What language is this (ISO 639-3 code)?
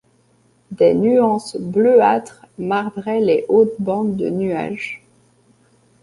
fra